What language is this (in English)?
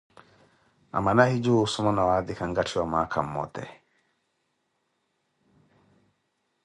Koti